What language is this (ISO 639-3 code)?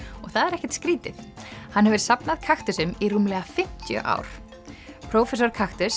isl